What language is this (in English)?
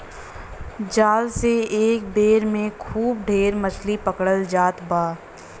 Bhojpuri